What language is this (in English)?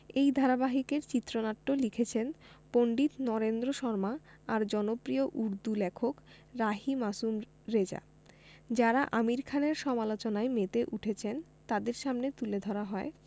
Bangla